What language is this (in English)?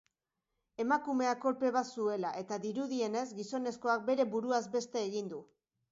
Basque